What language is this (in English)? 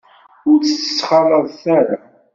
Kabyle